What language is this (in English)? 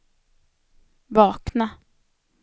Swedish